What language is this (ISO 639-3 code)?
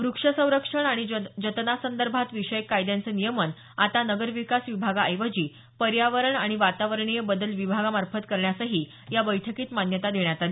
mar